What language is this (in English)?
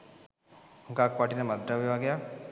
Sinhala